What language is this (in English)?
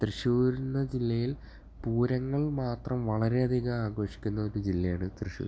Malayalam